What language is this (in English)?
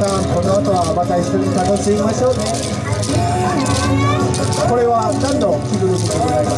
Japanese